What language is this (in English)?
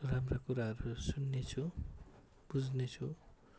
Nepali